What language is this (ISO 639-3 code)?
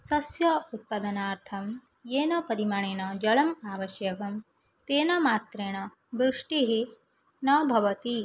san